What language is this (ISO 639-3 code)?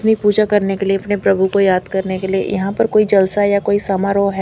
hin